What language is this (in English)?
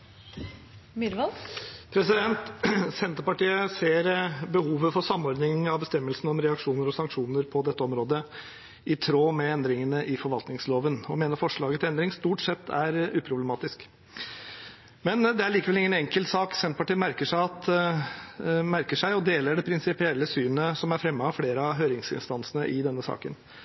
Norwegian